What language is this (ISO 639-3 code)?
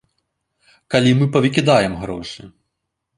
bel